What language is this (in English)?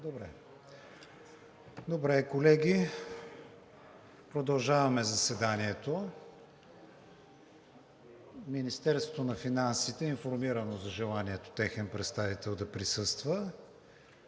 Bulgarian